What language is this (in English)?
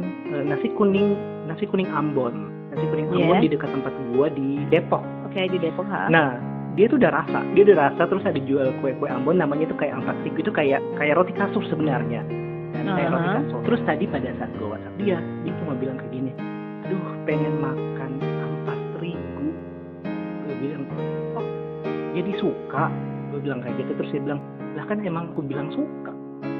Indonesian